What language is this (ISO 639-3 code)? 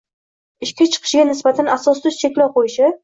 uzb